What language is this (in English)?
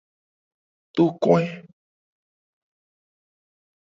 Gen